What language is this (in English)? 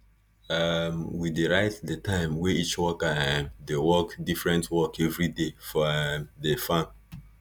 Nigerian Pidgin